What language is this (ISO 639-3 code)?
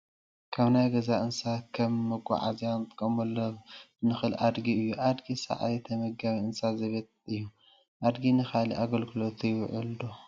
tir